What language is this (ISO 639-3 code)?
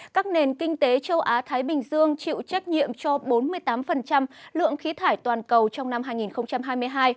vie